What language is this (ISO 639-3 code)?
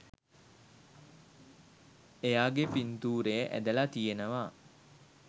sin